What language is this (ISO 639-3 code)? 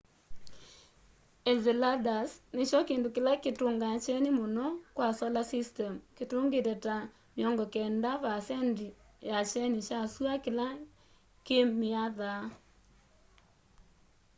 kam